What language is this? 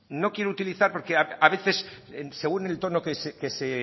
Spanish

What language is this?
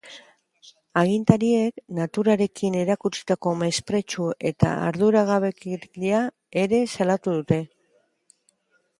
Basque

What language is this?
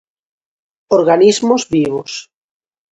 Galician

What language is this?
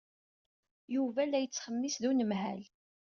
Kabyle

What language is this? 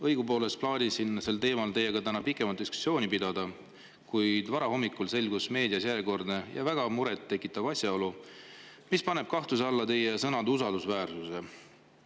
Estonian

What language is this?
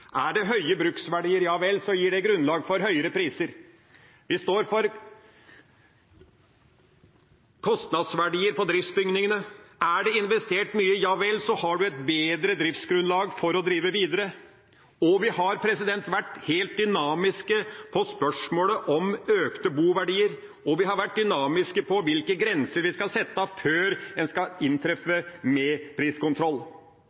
Norwegian Bokmål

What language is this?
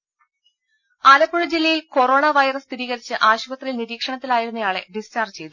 Malayalam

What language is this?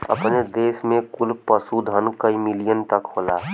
Bhojpuri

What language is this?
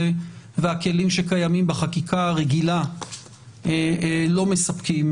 Hebrew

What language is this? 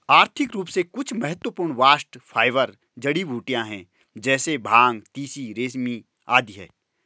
Hindi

